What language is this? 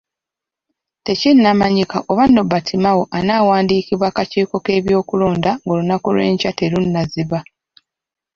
Ganda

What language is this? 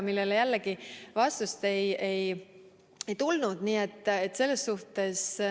Estonian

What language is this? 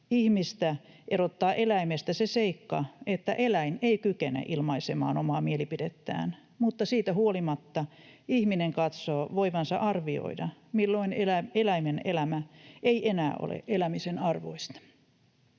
Finnish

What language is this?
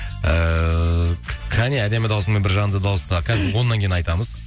Kazakh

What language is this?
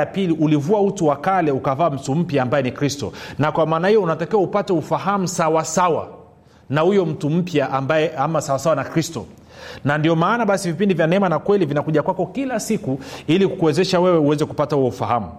Swahili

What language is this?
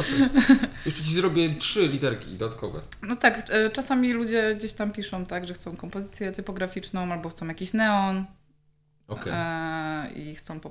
Polish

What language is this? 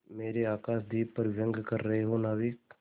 Hindi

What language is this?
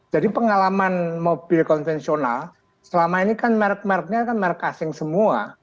Indonesian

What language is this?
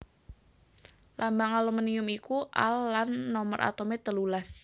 Javanese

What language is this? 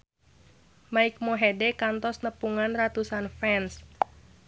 Sundanese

